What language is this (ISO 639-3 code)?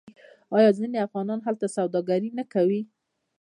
pus